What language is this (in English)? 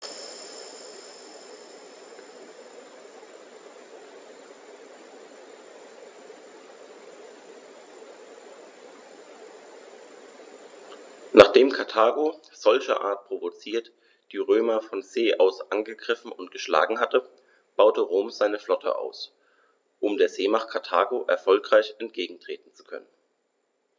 German